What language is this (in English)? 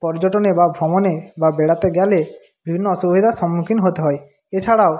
Bangla